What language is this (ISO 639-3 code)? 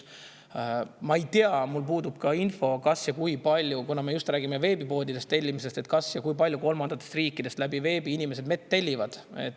est